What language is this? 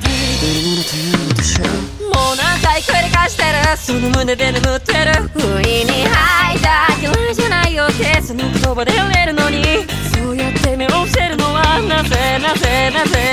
Japanese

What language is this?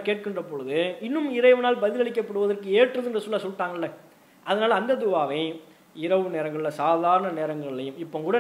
Indonesian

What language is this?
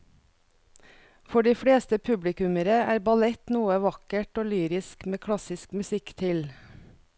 Norwegian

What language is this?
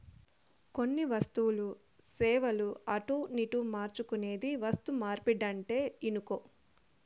Telugu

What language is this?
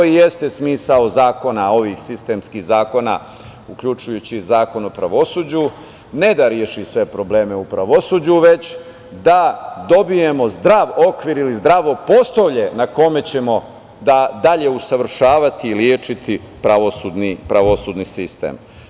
Serbian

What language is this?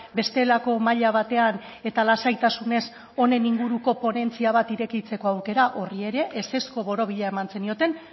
Basque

